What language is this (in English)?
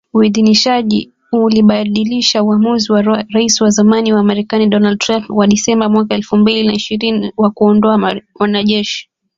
Swahili